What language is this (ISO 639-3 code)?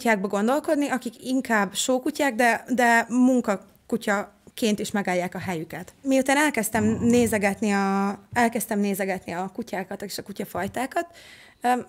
hun